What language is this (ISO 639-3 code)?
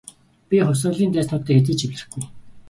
mon